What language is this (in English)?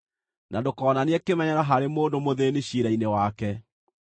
Kikuyu